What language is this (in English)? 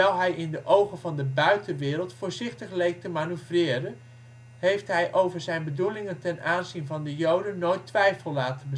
Dutch